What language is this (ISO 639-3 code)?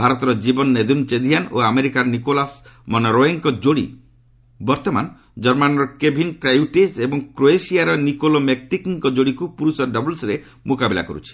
ori